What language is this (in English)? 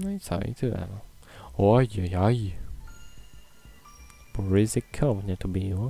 Polish